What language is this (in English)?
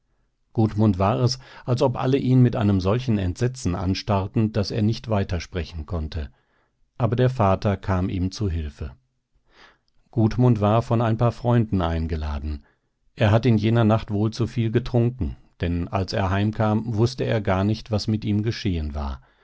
German